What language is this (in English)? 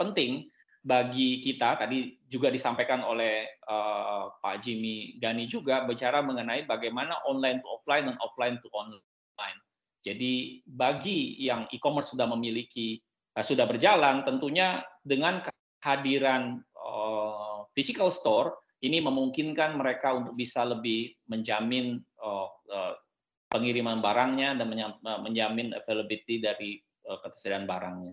Indonesian